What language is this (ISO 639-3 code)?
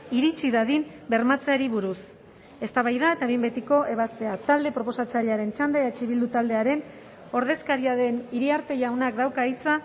eus